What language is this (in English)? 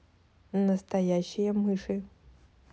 Russian